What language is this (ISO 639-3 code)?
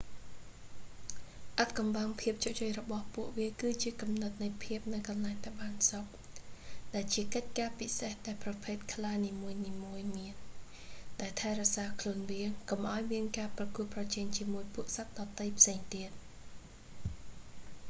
khm